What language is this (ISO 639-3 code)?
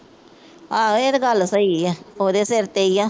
pan